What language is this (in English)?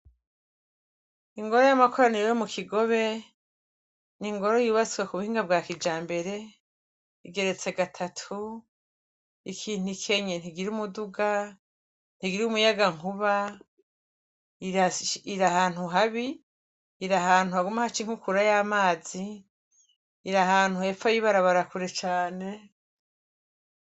Rundi